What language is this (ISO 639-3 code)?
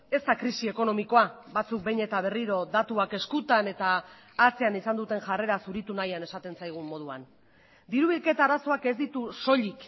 eus